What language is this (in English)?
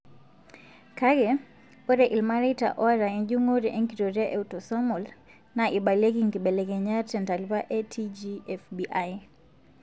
Masai